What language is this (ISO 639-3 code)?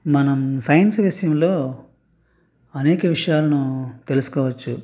tel